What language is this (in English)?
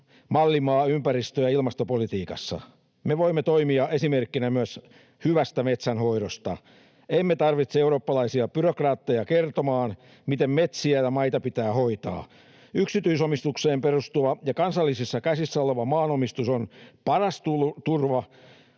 Finnish